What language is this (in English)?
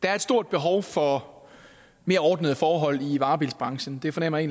Danish